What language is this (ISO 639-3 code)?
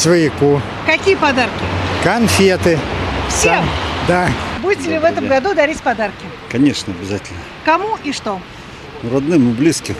rus